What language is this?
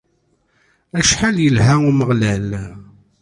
Kabyle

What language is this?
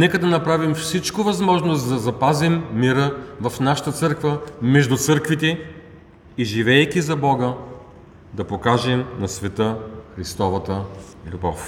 Bulgarian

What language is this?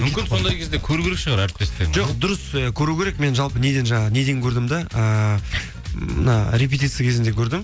Kazakh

